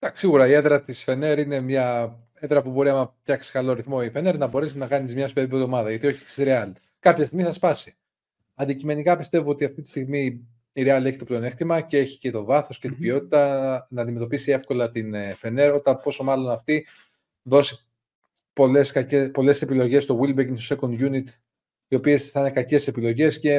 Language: Greek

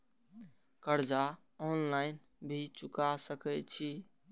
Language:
Maithili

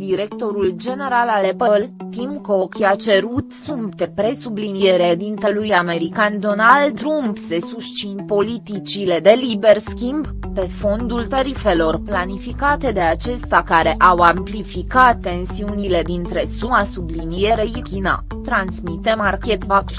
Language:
Romanian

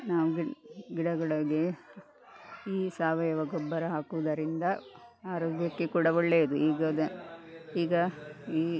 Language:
Kannada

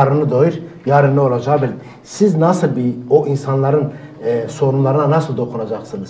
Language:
Turkish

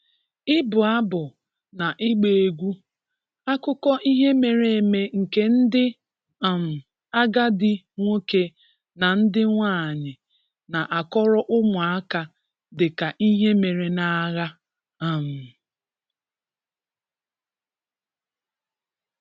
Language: Igbo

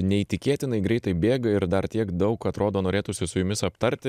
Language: Lithuanian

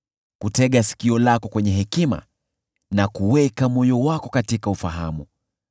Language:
Swahili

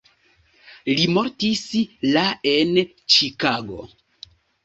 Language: Esperanto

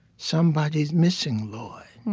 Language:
English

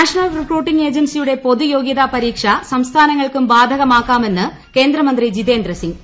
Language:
Malayalam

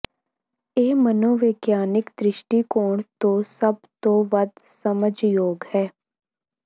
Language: Punjabi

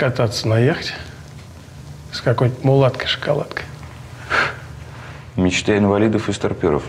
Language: Russian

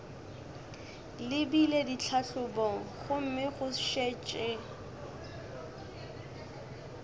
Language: Northern Sotho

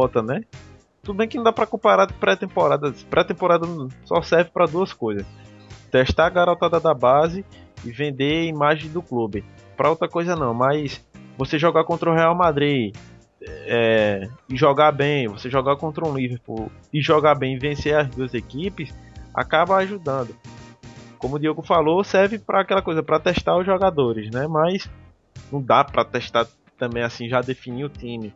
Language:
Portuguese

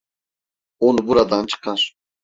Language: Turkish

